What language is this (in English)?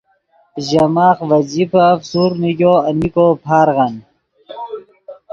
Yidgha